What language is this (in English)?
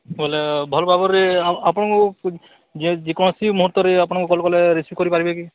Odia